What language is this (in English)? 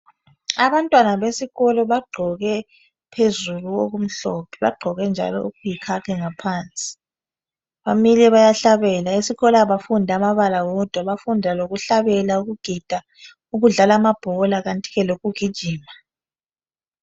North Ndebele